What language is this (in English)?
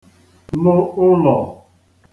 Igbo